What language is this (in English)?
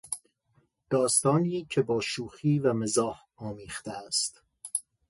Persian